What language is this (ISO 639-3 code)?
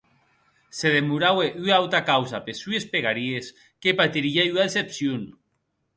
oci